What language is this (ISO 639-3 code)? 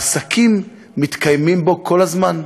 heb